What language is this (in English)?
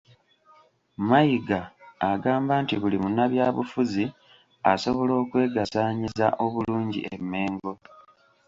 Ganda